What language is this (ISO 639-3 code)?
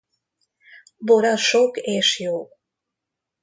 hun